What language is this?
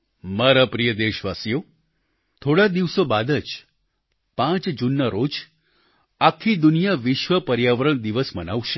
Gujarati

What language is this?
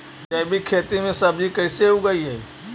Magahi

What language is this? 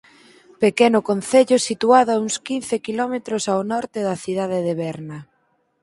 Galician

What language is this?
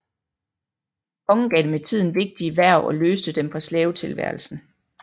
Danish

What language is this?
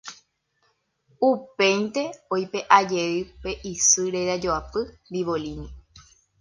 Guarani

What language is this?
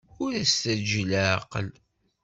Kabyle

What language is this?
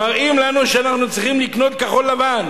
Hebrew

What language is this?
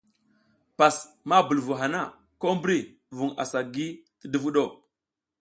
South Giziga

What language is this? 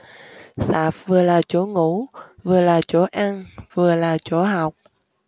Vietnamese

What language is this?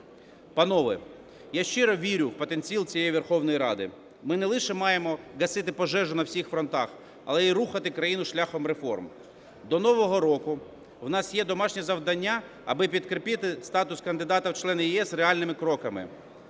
Ukrainian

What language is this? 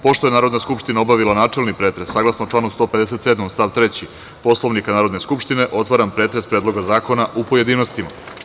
Serbian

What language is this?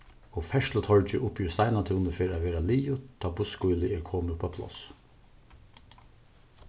Faroese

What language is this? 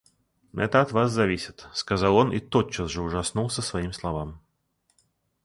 Russian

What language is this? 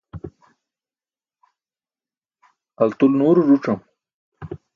Burushaski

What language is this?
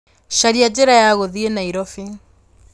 Kikuyu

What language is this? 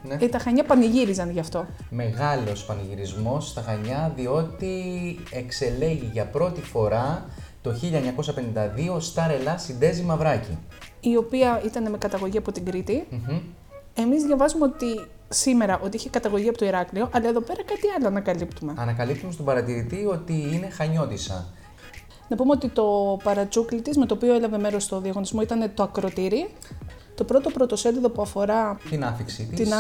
Greek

